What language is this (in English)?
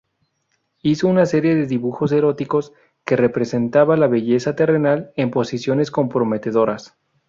Spanish